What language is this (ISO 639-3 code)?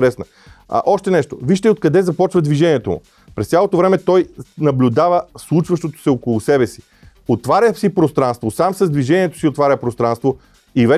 bul